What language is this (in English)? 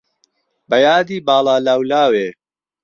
Central Kurdish